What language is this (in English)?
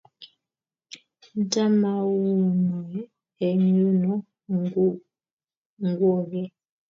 Kalenjin